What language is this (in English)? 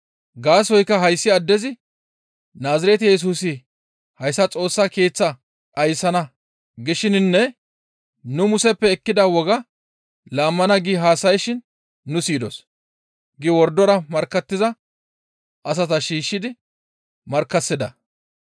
Gamo